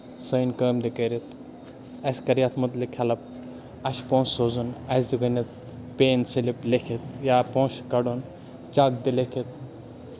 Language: Kashmiri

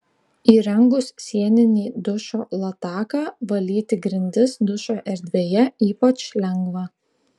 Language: Lithuanian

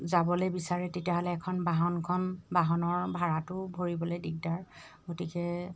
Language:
Assamese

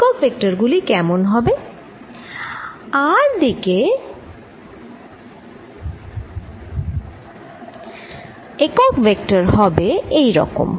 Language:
Bangla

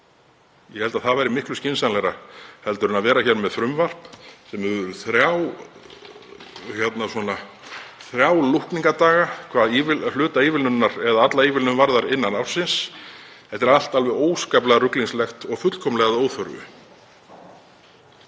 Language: Icelandic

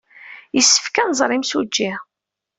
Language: Kabyle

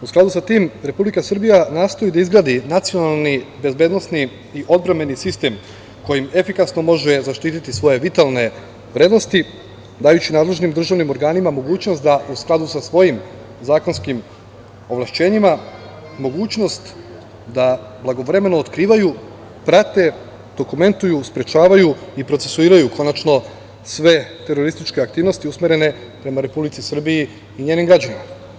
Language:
Serbian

